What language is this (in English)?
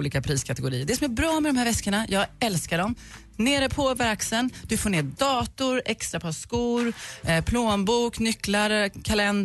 Swedish